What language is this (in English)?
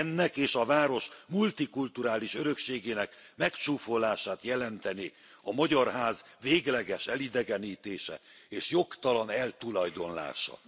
Hungarian